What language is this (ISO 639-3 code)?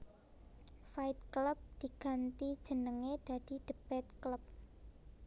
jav